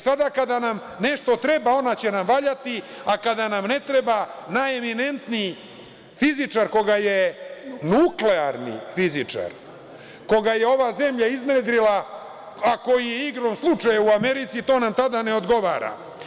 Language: Serbian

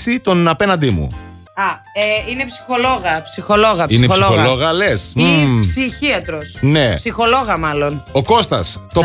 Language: Greek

